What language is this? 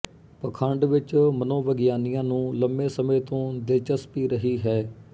Punjabi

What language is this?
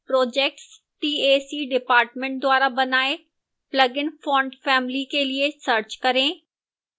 Hindi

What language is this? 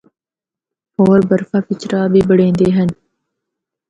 Northern Hindko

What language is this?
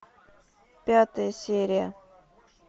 Russian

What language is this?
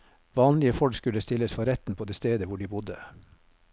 Norwegian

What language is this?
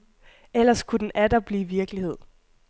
Danish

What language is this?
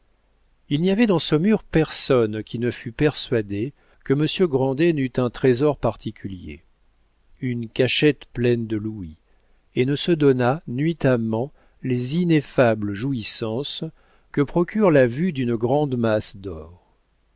French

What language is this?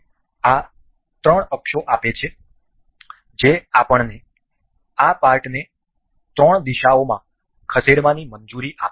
Gujarati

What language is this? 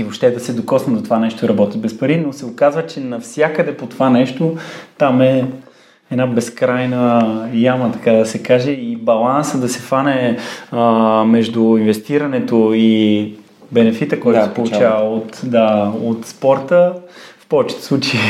Bulgarian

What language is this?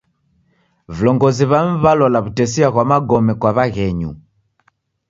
Taita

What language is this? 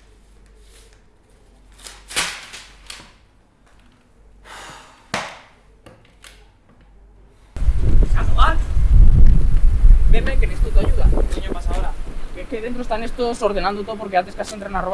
Spanish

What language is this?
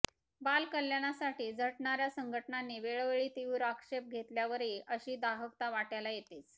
Marathi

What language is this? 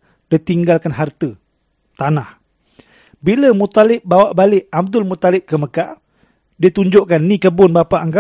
Malay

